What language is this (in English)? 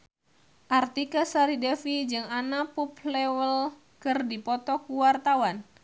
Sundanese